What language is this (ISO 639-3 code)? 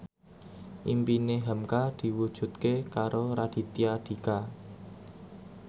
jav